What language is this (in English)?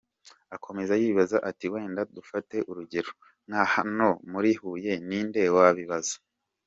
Kinyarwanda